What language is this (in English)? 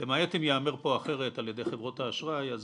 Hebrew